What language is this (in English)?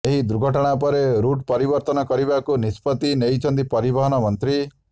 Odia